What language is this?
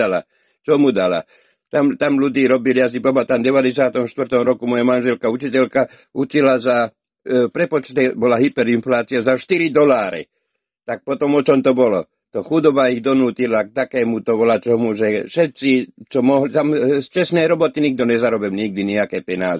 Slovak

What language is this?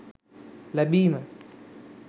Sinhala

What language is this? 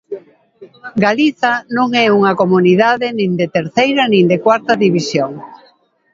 Galician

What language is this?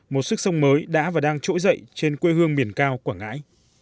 Vietnamese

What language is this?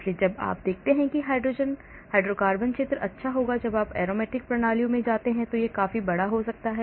Hindi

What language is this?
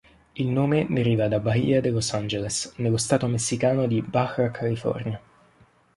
Italian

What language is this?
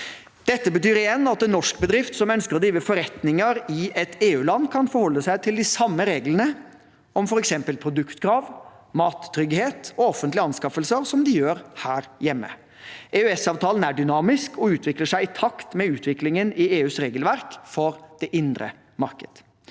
Norwegian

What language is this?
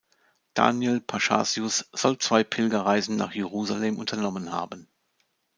German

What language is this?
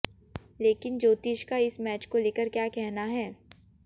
Hindi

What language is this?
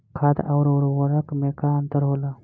Bhojpuri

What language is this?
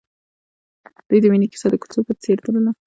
Pashto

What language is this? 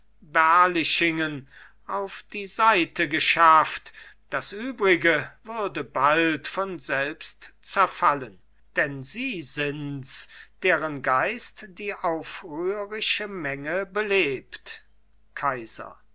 German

